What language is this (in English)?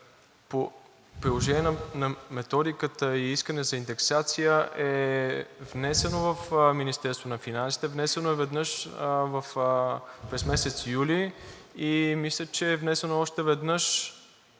Bulgarian